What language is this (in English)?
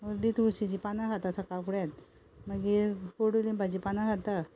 Konkani